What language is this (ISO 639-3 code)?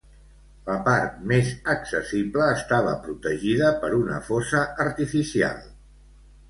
cat